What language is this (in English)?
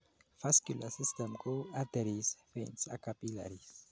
Kalenjin